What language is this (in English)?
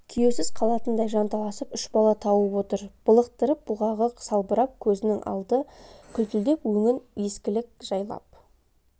Kazakh